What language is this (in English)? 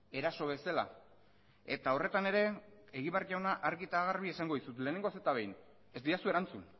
Basque